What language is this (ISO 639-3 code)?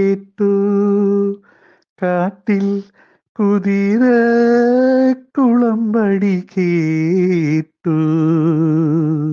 mal